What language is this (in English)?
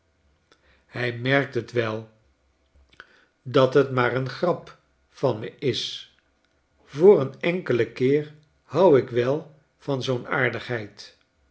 Dutch